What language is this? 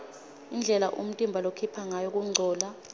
Swati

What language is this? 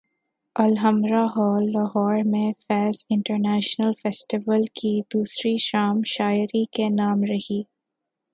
Urdu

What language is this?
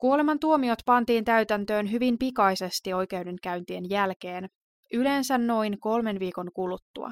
Finnish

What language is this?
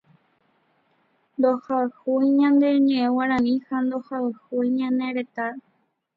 Guarani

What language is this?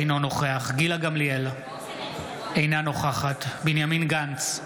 Hebrew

